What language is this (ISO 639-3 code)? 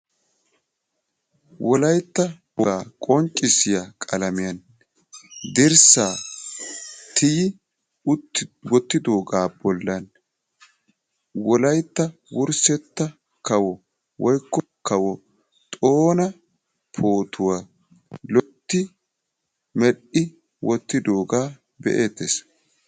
wal